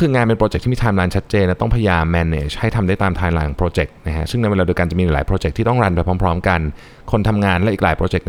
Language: Thai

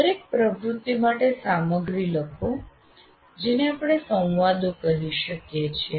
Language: Gujarati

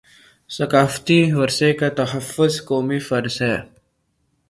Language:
Urdu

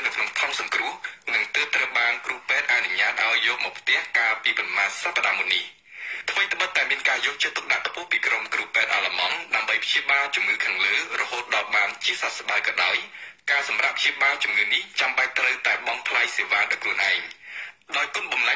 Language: Thai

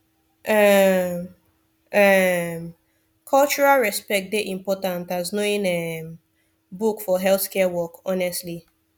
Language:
Nigerian Pidgin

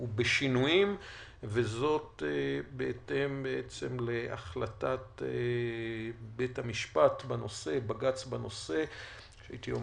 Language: Hebrew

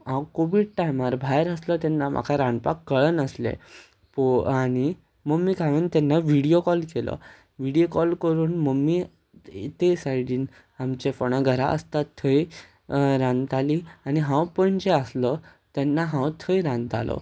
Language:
Konkani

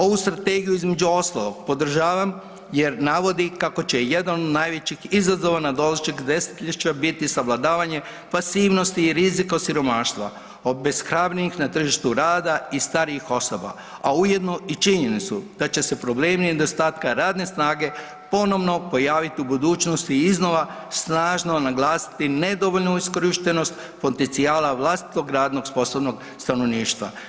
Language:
Croatian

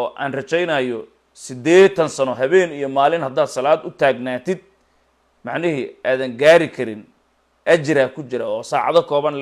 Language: Arabic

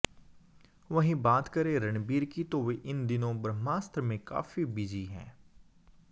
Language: Hindi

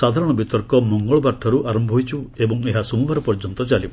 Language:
Odia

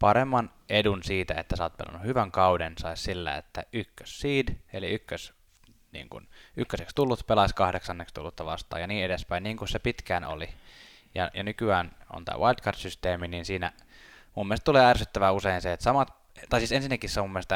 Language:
Finnish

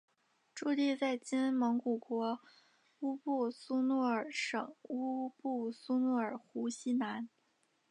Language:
Chinese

